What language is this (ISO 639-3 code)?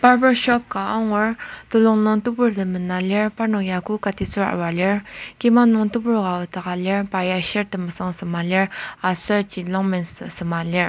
njo